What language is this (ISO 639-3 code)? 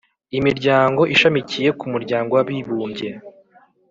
kin